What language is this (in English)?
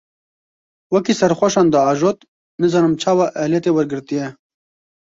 Kurdish